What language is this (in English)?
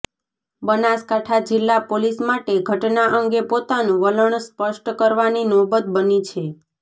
Gujarati